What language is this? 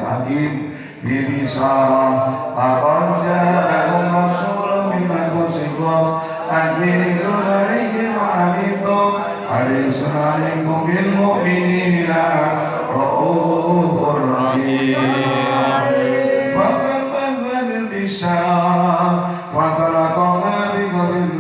Indonesian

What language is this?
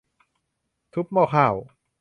Thai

